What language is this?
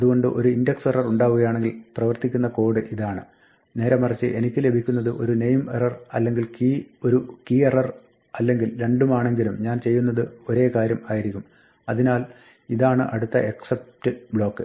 Malayalam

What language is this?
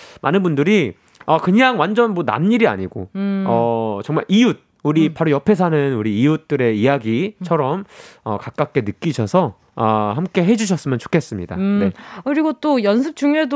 Korean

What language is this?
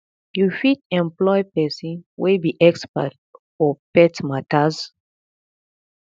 Nigerian Pidgin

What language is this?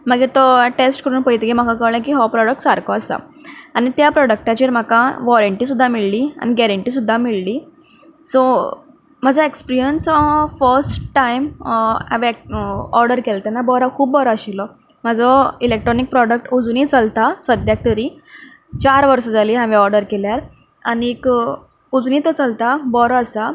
Konkani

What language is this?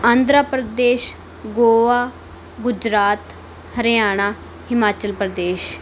Punjabi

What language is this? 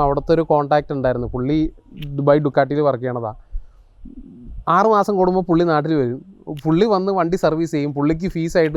Malayalam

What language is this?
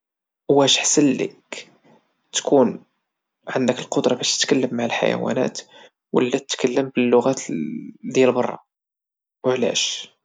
Moroccan Arabic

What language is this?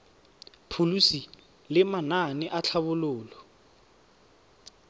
Tswana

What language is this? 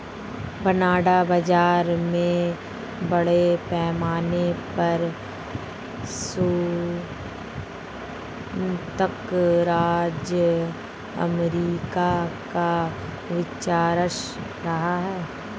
Hindi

